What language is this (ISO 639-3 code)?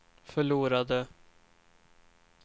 swe